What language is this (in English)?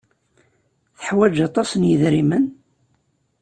Kabyle